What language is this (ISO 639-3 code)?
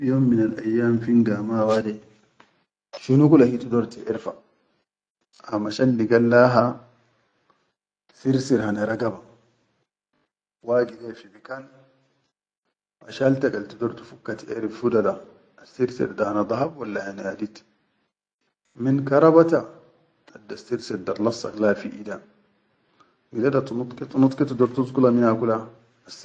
shu